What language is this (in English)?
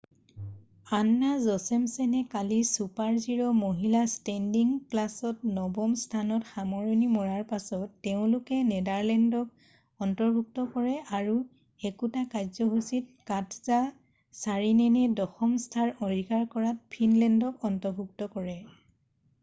Assamese